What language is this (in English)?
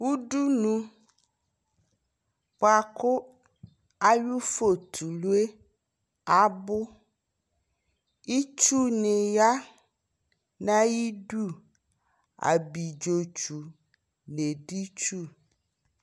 Ikposo